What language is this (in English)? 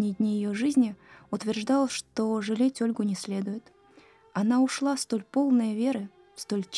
Russian